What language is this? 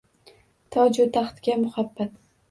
Uzbek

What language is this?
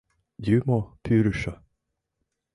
Mari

